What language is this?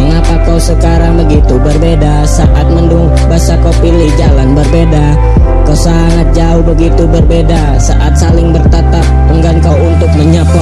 Indonesian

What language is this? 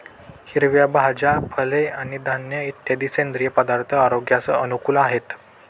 Marathi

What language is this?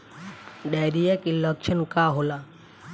Bhojpuri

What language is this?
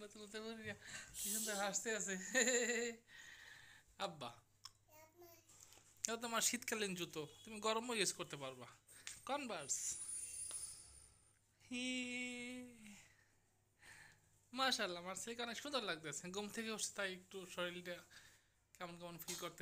Romanian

